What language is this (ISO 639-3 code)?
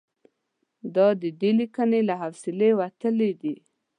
pus